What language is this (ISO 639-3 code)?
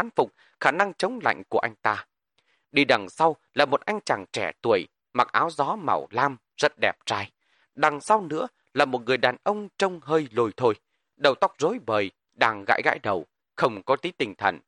vie